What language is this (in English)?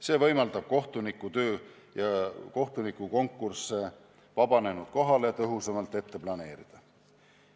Estonian